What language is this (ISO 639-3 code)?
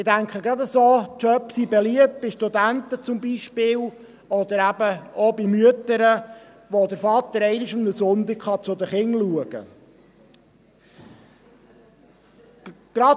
gsw